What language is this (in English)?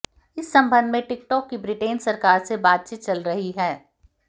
Hindi